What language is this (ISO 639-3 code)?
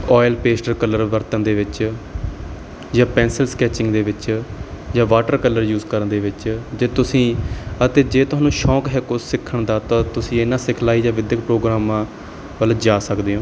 pan